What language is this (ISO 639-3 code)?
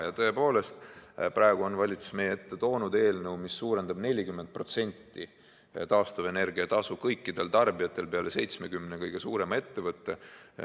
est